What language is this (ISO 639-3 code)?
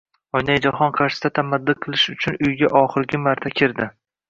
uzb